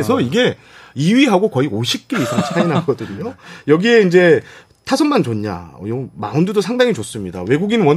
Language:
Korean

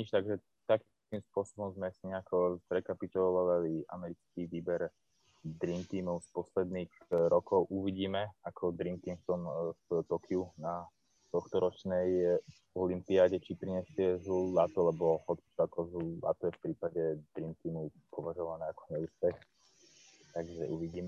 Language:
Slovak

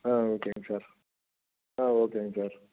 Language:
Tamil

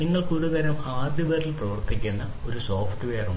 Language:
Malayalam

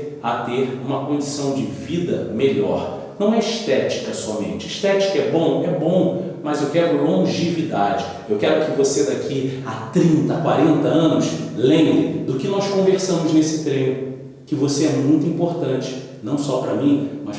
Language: Portuguese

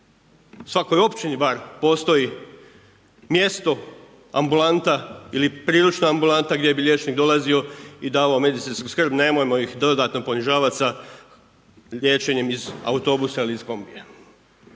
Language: Croatian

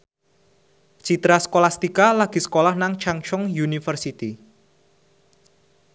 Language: Javanese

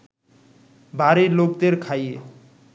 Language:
Bangla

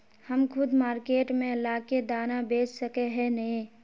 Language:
Magahi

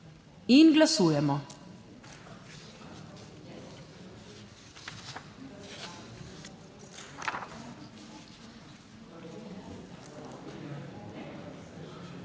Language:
Slovenian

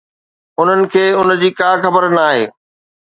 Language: Sindhi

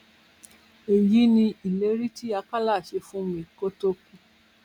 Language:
Yoruba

